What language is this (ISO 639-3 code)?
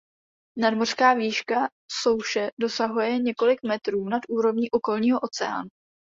ces